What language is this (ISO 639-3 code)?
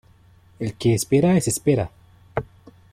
spa